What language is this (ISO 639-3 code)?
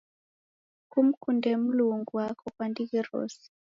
dav